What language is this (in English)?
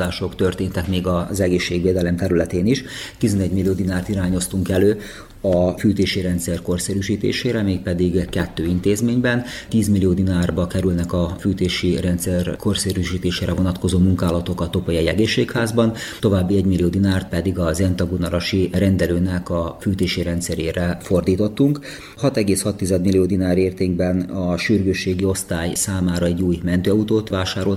Hungarian